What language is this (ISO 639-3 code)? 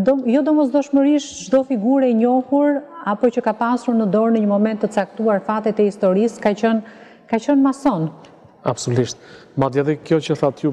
ron